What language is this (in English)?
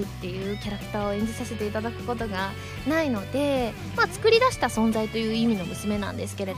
Japanese